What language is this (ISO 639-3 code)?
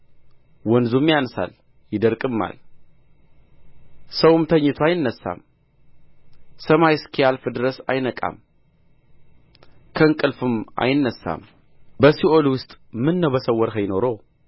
amh